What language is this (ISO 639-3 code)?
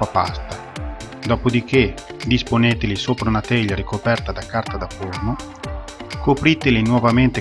ita